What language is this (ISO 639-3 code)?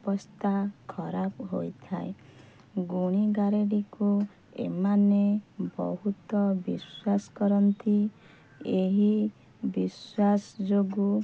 ori